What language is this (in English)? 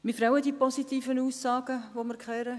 Swiss German